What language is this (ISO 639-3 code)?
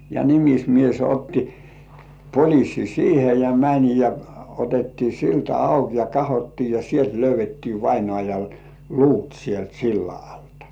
fin